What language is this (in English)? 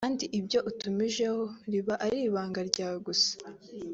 Kinyarwanda